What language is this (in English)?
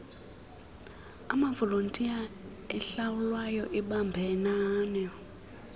Xhosa